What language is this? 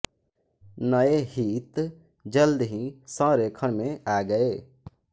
Hindi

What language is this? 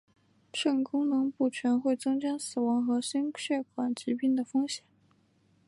Chinese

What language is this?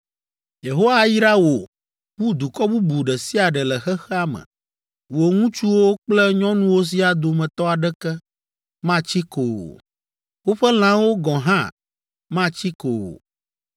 Ewe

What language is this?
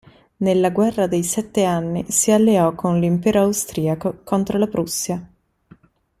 Italian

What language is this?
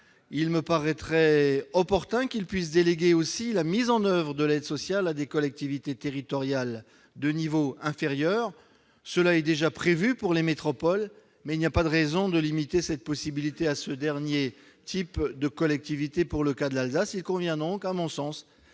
French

